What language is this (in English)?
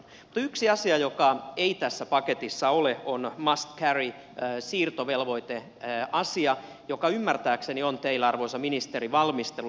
Finnish